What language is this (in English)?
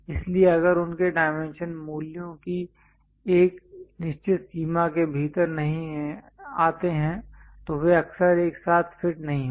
Hindi